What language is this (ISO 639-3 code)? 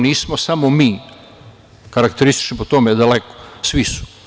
srp